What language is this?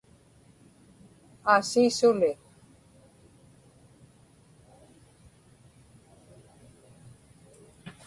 Inupiaq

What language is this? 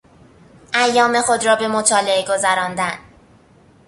Persian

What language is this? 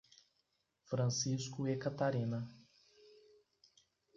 Portuguese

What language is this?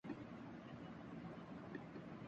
Urdu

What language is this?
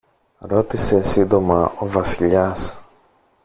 Greek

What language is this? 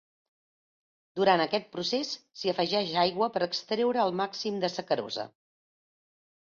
Catalan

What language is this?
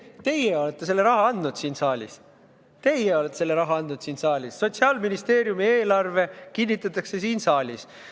Estonian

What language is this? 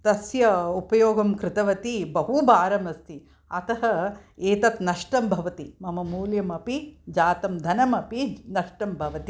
Sanskrit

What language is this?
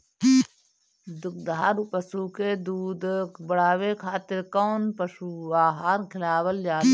Bhojpuri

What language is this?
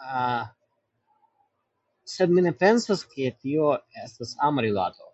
Esperanto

